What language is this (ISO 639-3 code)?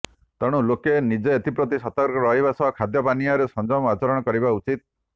ori